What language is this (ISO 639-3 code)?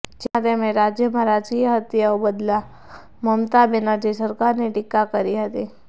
guj